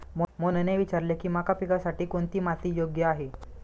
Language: Marathi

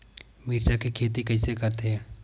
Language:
Chhattisgarhi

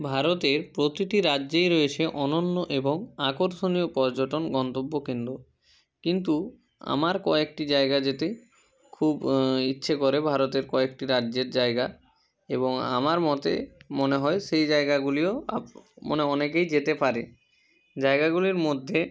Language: Bangla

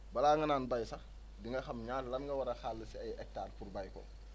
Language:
Wolof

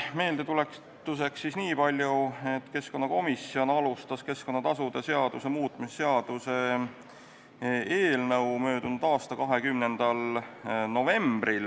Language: Estonian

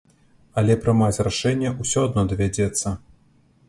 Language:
Belarusian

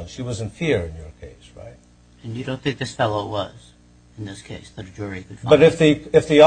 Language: English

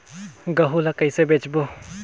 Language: Chhattisgarhi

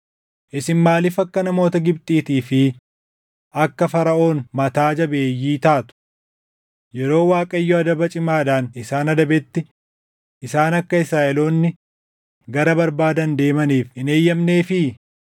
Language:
Oromo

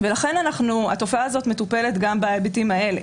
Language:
Hebrew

